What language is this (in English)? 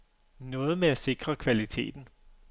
Danish